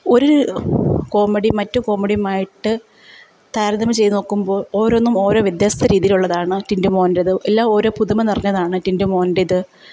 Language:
Malayalam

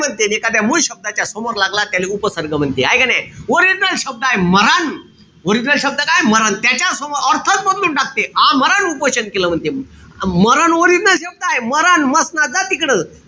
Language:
Marathi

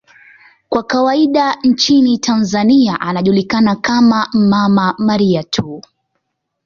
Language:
Swahili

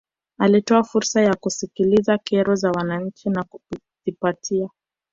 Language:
Swahili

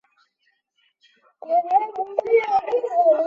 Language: Chinese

